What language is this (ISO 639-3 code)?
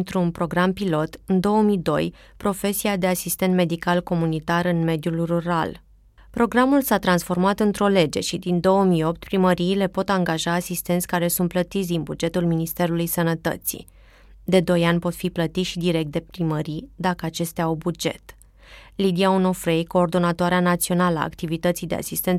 ron